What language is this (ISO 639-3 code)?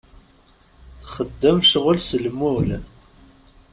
kab